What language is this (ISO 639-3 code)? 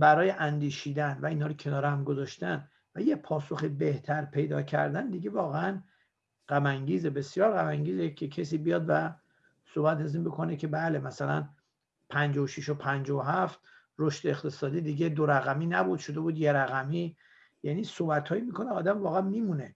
fas